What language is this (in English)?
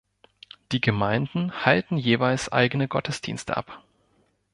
German